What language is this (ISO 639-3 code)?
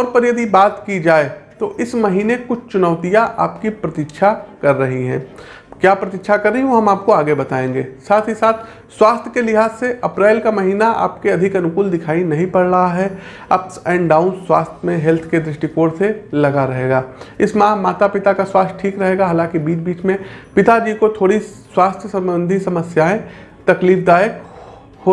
hin